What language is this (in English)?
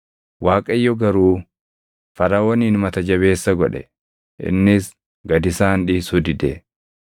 Oromo